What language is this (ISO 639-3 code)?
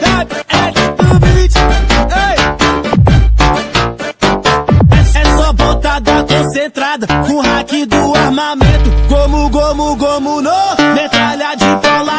por